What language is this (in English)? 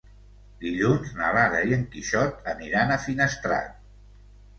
Catalan